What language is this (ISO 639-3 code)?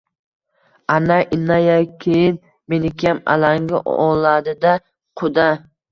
uzb